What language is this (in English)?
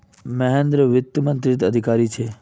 Magahi